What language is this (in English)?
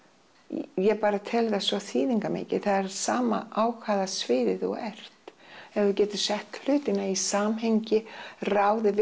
Icelandic